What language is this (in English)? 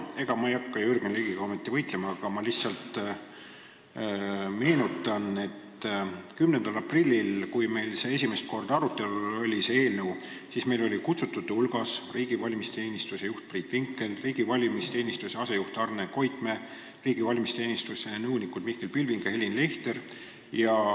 Estonian